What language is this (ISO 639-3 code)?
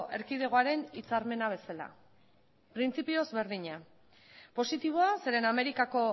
eus